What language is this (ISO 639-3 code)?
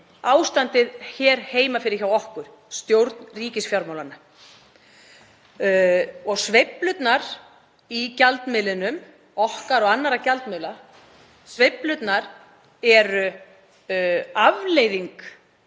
isl